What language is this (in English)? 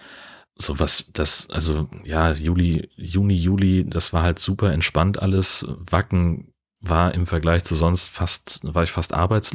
German